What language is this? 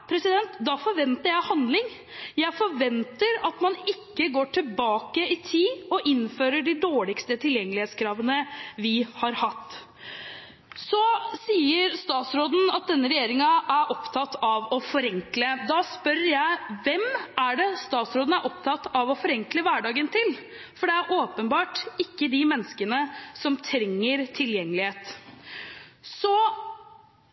Norwegian Bokmål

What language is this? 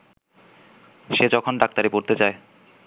Bangla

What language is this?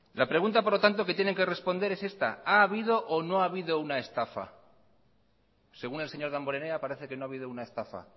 Spanish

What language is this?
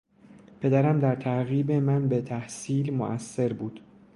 Persian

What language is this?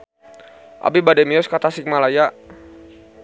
Sundanese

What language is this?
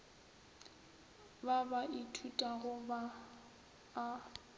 Northern Sotho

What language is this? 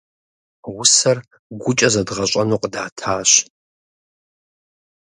Kabardian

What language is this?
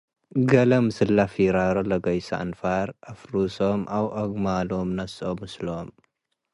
Tigre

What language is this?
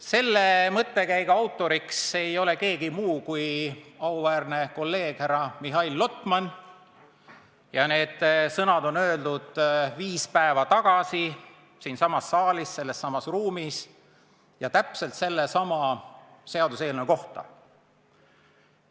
Estonian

